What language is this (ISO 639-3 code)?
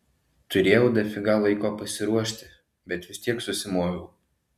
lit